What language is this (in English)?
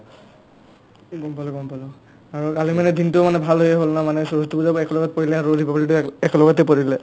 Assamese